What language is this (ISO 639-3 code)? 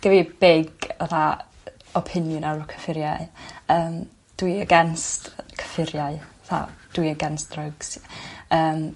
cym